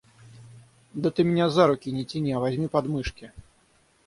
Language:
Russian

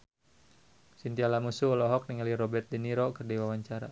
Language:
Sundanese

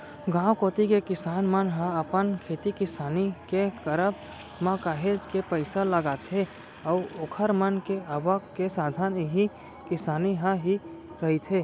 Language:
Chhattisgarhi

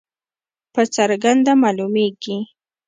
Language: Pashto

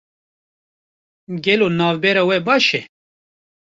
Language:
Kurdish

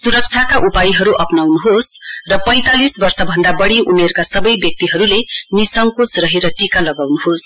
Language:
Nepali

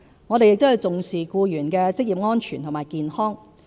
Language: Cantonese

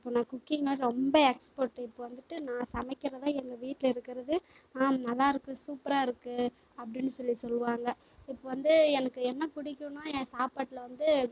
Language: Tamil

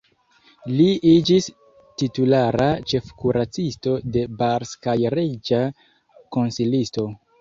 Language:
Esperanto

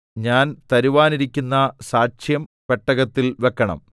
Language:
Malayalam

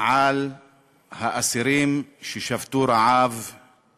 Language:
Hebrew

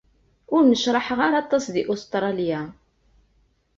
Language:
Kabyle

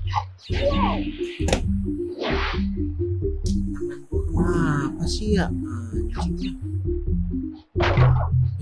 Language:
Indonesian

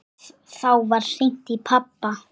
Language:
Icelandic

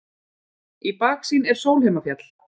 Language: Icelandic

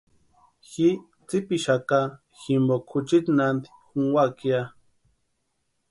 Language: Western Highland Purepecha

